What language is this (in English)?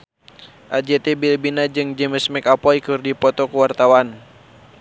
Sundanese